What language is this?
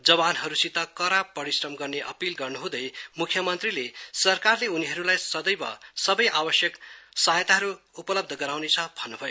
Nepali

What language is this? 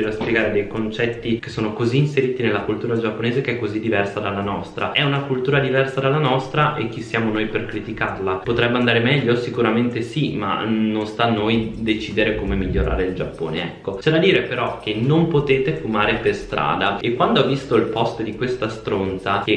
Italian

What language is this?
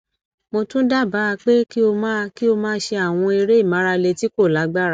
Yoruba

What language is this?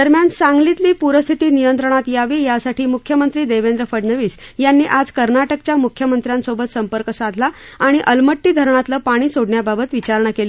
Marathi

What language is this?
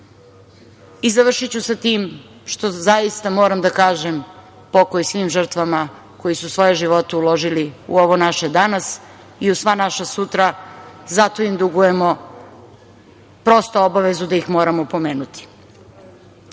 Serbian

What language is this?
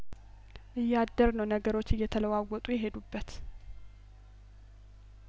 Amharic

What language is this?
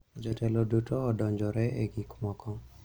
Luo (Kenya and Tanzania)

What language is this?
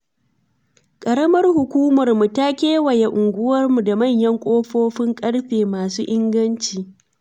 Hausa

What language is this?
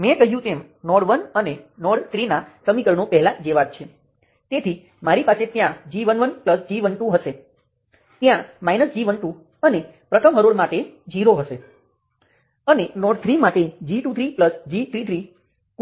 Gujarati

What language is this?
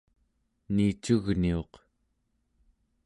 Central Yupik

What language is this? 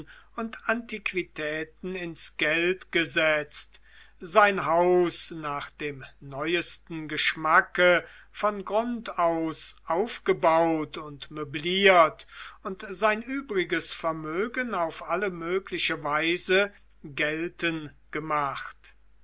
German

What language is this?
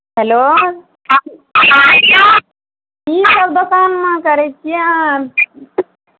Maithili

